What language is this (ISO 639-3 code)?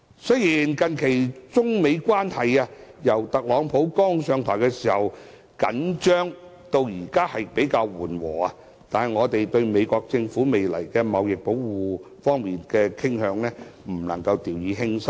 yue